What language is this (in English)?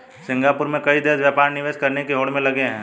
Hindi